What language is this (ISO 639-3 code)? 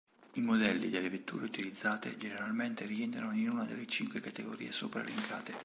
ita